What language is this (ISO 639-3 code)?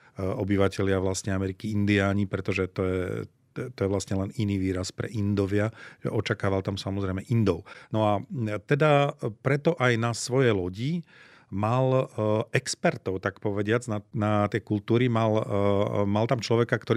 slk